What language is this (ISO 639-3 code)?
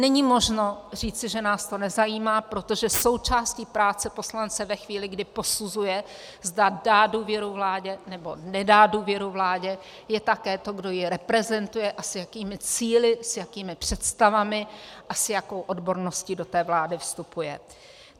ces